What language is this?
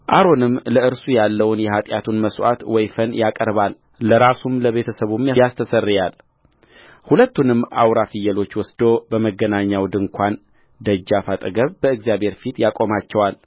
Amharic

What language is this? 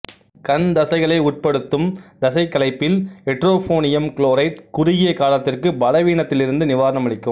Tamil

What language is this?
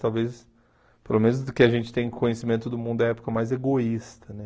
Portuguese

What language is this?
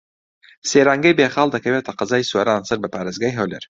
Central Kurdish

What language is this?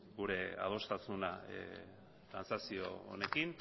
Basque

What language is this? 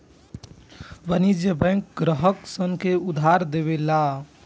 Bhojpuri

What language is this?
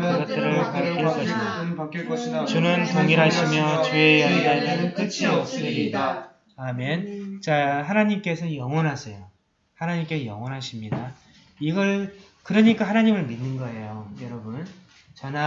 Korean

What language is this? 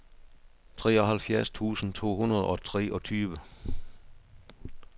Danish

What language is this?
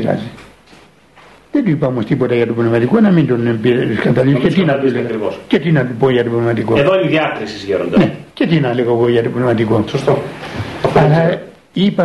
Greek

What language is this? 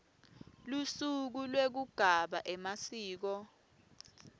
Swati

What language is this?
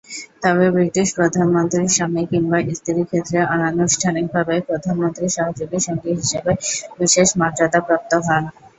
Bangla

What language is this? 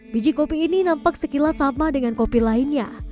Indonesian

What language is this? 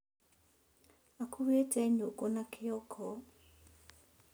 Kikuyu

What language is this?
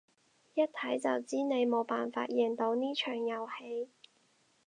Cantonese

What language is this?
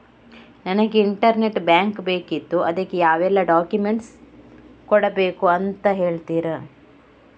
Kannada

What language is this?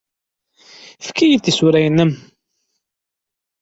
Kabyle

